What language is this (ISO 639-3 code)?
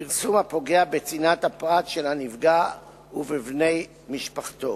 heb